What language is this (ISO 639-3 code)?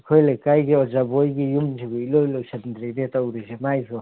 mni